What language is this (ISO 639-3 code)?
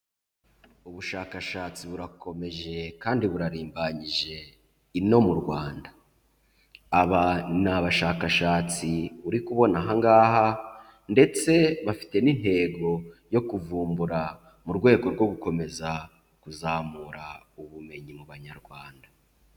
kin